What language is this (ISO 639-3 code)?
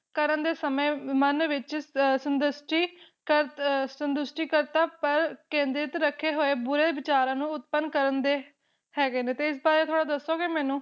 pan